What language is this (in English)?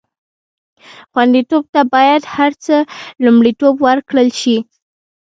Pashto